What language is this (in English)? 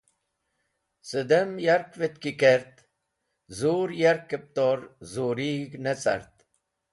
Wakhi